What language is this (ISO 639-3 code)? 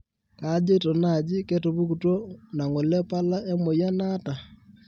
mas